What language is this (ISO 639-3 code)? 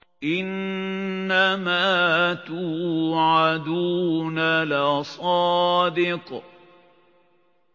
ara